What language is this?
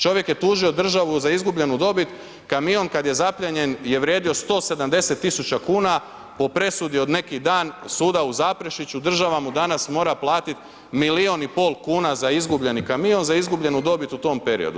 Croatian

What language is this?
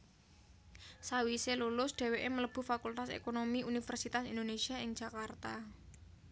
Javanese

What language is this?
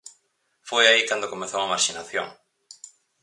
Galician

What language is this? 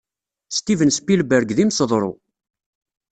Kabyle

